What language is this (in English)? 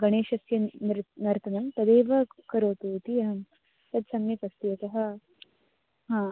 Sanskrit